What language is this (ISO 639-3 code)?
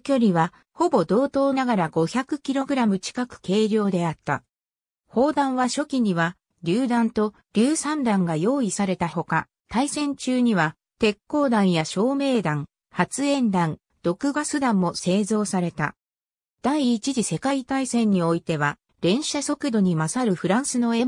jpn